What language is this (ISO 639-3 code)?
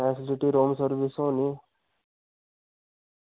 doi